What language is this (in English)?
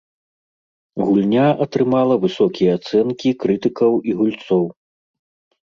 Belarusian